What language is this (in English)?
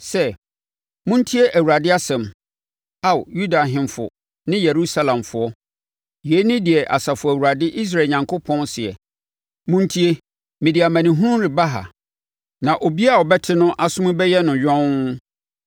Akan